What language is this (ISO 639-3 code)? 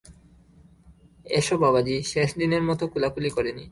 ben